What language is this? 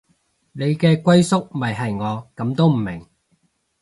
Cantonese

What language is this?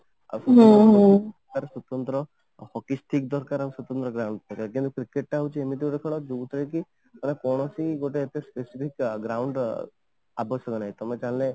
Odia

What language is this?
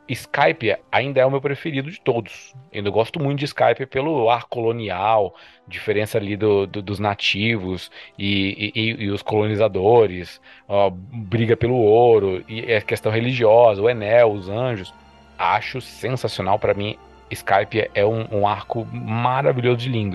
Portuguese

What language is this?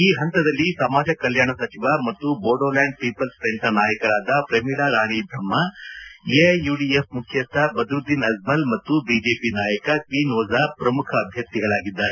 Kannada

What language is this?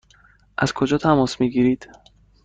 Persian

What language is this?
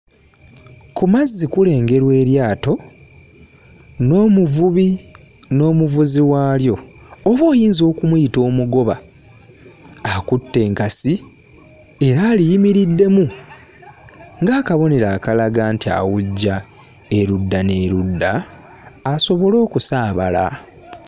Ganda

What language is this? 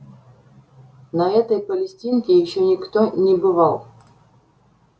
Russian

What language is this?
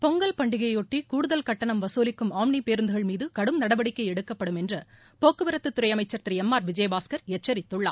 Tamil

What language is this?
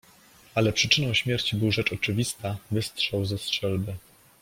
Polish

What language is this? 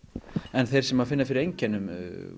Icelandic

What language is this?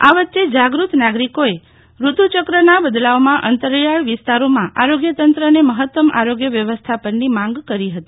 Gujarati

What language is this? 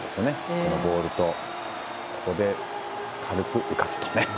Japanese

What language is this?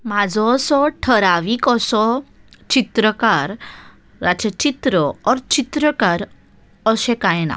Konkani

